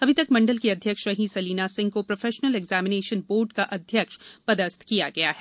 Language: Hindi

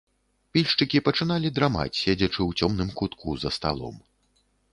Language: Belarusian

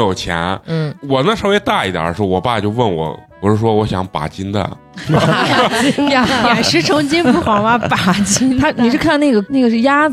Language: Chinese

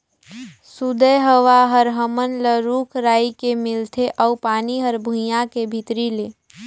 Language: Chhattisgarhi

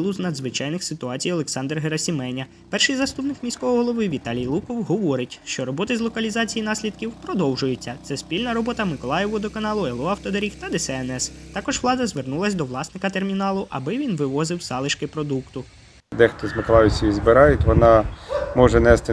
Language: Ukrainian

